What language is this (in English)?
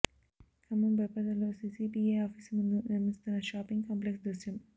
Telugu